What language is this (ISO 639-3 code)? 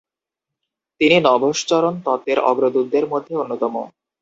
ben